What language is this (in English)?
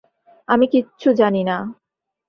Bangla